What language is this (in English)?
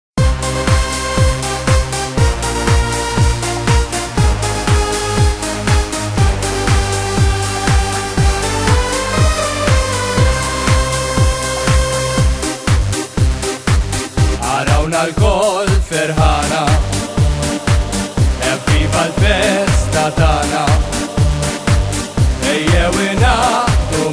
Arabic